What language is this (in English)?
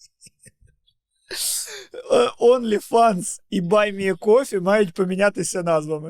Ukrainian